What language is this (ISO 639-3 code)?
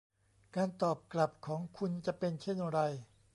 tha